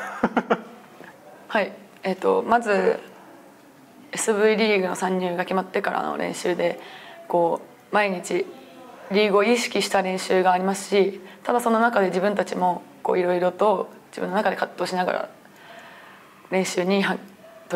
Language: Japanese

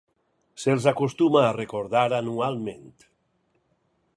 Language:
Catalan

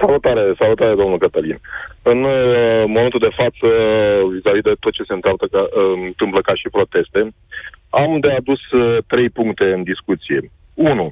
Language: Romanian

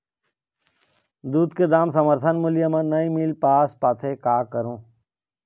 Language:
Chhattisgarhi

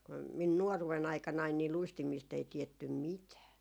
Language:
Finnish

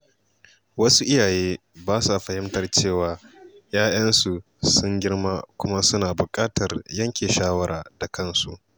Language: Hausa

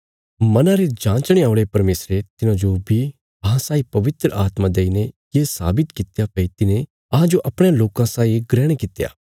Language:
Bilaspuri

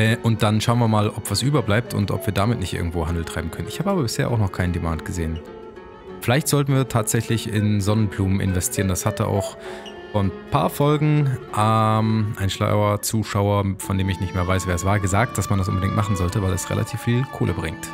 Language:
German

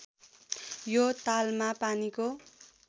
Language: Nepali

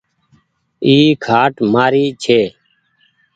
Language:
Goaria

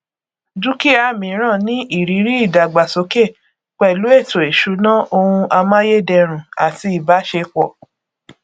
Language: Yoruba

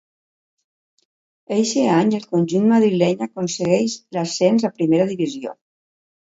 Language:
Catalan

